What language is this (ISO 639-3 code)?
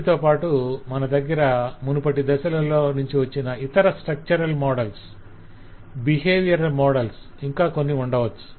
tel